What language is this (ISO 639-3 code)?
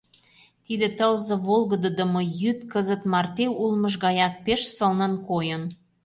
chm